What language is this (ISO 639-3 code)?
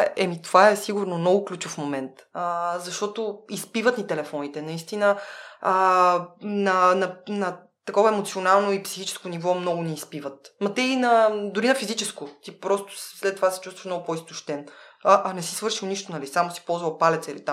bul